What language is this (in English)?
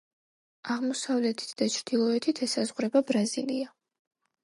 Georgian